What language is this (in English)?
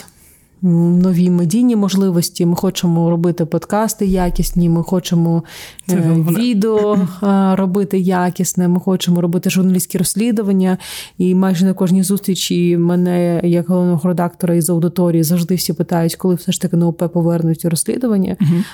Ukrainian